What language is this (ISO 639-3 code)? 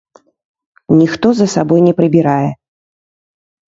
bel